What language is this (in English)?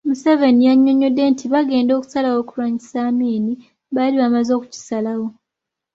Ganda